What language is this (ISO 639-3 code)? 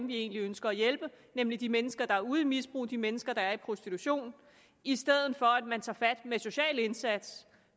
dan